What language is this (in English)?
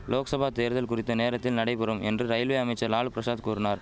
Tamil